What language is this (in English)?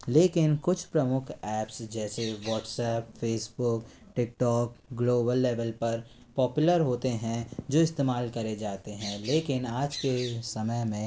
Hindi